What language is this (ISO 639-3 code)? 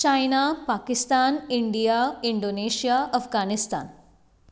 kok